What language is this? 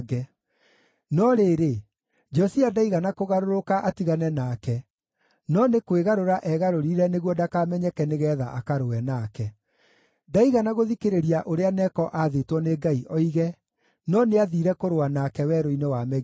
Kikuyu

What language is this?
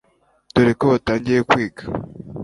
Kinyarwanda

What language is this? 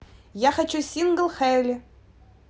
Russian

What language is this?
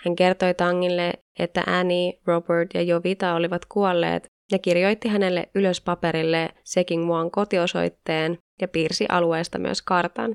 Finnish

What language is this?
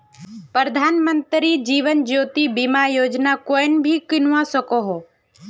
Magahi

